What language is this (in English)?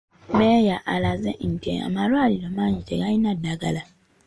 Ganda